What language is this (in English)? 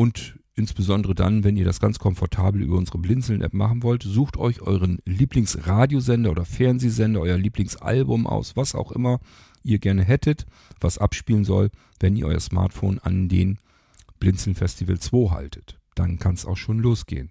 German